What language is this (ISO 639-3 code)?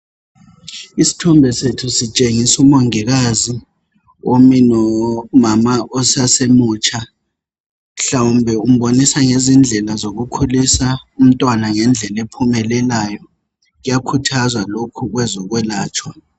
nde